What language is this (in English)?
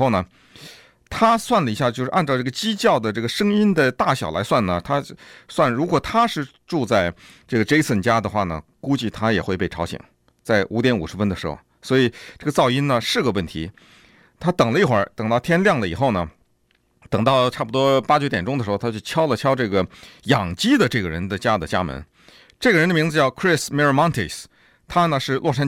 Chinese